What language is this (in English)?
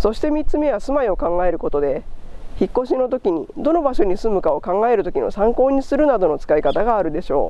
Japanese